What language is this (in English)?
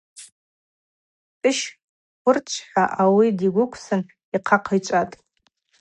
Abaza